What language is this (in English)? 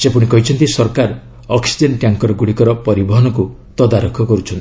Odia